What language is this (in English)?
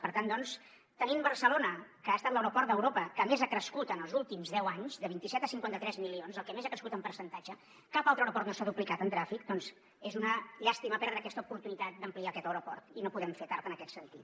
Catalan